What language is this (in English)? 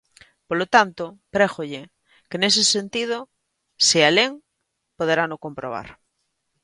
Galician